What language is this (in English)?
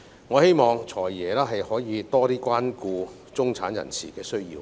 Cantonese